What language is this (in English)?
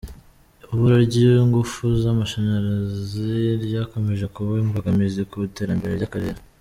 Kinyarwanda